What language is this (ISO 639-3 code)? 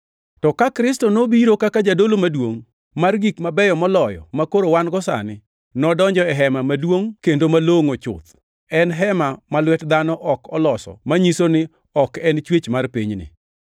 luo